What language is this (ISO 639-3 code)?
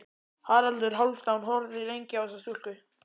isl